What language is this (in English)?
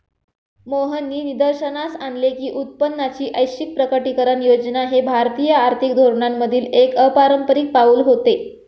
Marathi